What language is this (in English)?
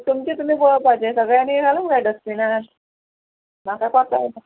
Konkani